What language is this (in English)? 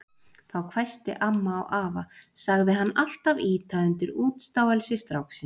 Icelandic